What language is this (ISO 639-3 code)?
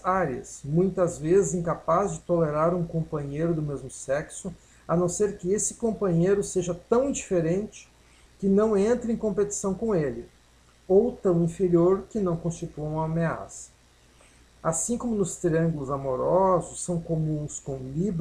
por